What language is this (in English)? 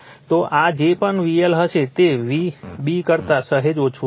Gujarati